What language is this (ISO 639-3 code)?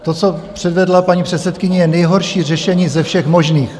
ces